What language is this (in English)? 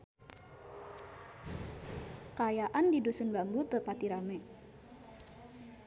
Sundanese